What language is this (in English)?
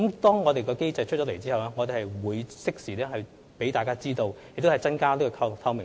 Cantonese